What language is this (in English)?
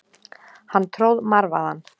Icelandic